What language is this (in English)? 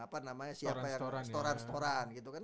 Indonesian